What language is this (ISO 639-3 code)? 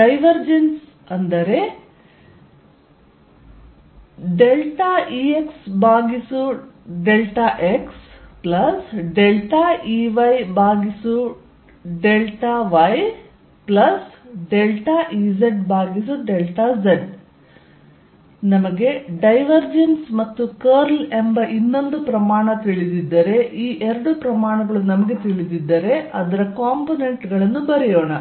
kan